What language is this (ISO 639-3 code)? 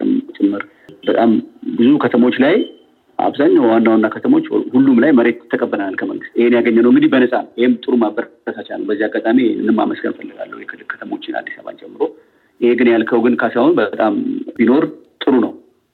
amh